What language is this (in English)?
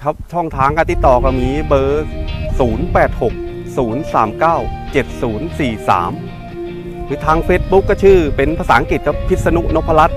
Thai